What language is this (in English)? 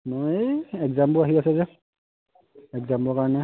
Assamese